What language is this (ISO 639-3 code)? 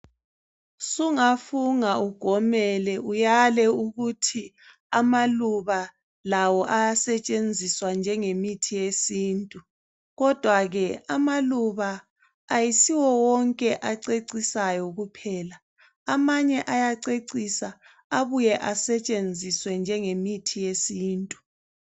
nde